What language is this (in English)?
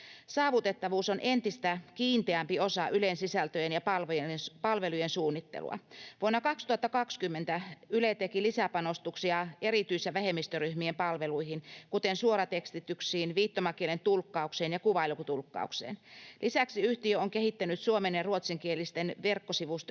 Finnish